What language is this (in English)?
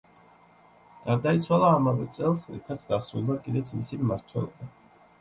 Georgian